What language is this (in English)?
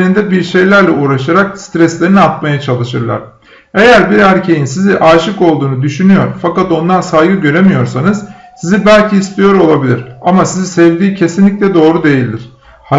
Turkish